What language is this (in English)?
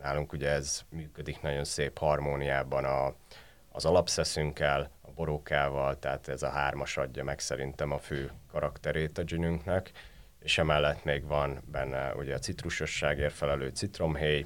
Hungarian